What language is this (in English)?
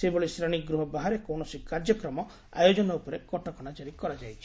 Odia